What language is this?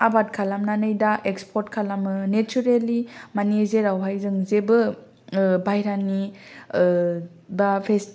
Bodo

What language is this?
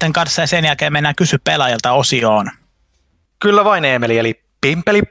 Finnish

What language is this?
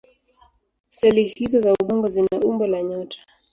Swahili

